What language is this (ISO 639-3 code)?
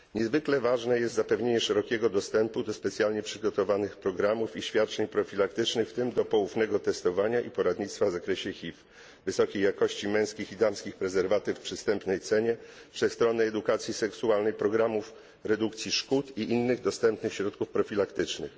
pol